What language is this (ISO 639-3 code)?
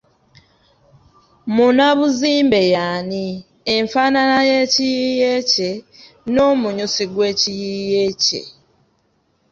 lug